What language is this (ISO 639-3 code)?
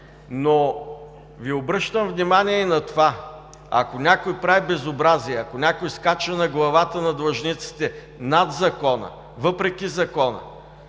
bul